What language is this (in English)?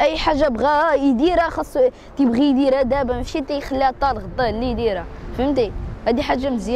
Arabic